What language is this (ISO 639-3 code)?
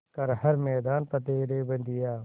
hin